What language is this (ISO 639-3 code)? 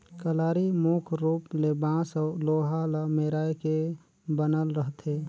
hne